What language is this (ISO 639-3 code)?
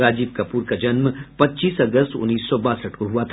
hin